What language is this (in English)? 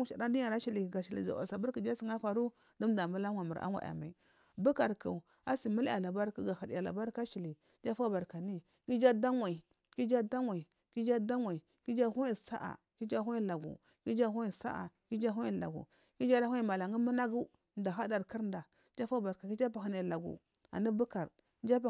Marghi South